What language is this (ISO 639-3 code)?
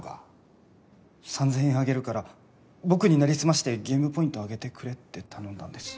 jpn